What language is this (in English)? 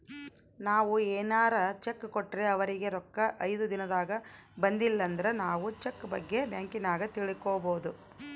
Kannada